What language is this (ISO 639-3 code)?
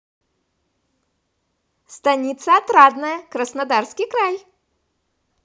rus